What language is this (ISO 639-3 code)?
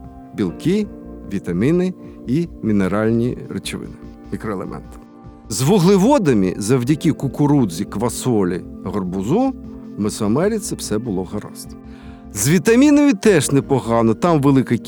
ukr